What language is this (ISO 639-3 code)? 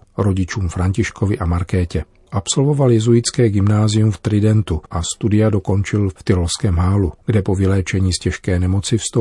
ces